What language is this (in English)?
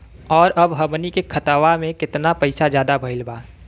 Bhojpuri